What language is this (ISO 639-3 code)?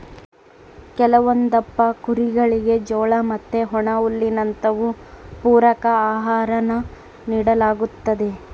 kan